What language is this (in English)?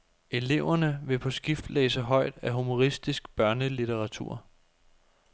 Danish